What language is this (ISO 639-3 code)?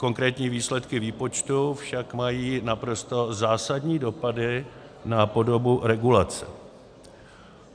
ces